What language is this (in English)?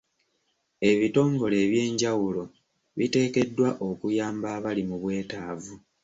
Ganda